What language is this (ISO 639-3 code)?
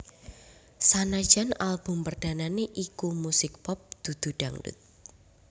jav